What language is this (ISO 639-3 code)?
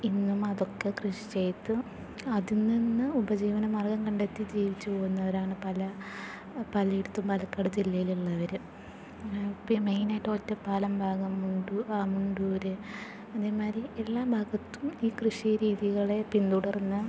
mal